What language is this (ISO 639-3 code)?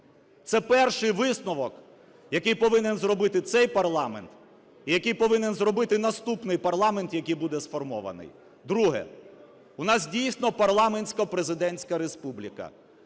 ukr